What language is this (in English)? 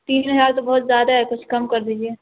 Urdu